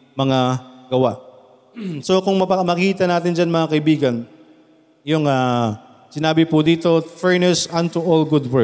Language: Filipino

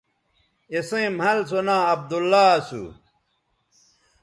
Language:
Bateri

